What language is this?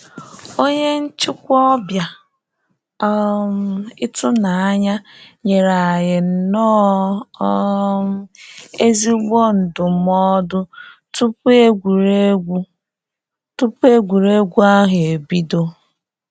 Igbo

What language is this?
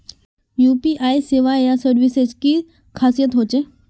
Magahi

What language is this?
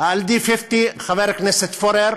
Hebrew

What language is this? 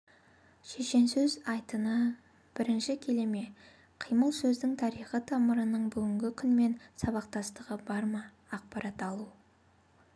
Kazakh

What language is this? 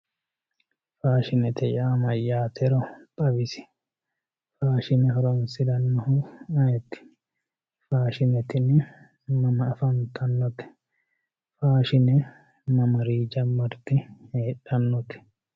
Sidamo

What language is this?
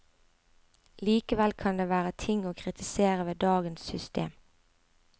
Norwegian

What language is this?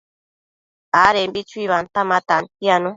Matsés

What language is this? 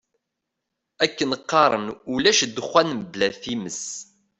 Kabyle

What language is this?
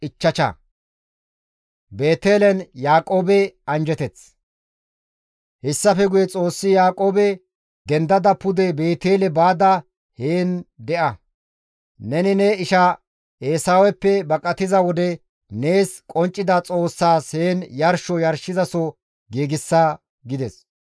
Gamo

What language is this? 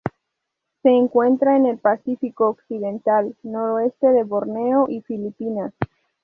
Spanish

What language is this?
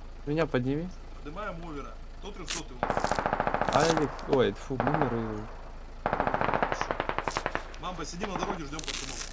Russian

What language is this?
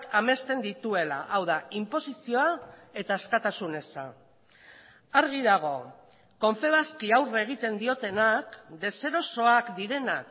Basque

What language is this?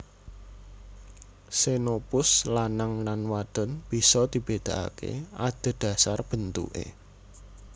Javanese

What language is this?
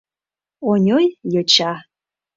Mari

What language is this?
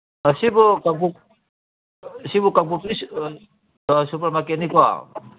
Manipuri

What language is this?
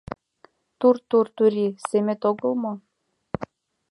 Mari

